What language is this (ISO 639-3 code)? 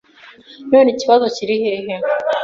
kin